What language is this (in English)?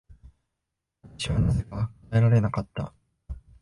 Japanese